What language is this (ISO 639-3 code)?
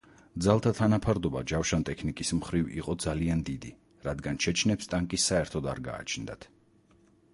kat